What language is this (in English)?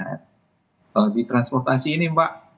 Indonesian